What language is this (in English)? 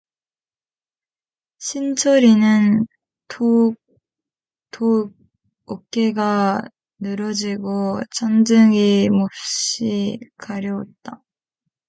Korean